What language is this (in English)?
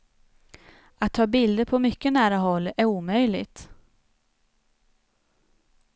Swedish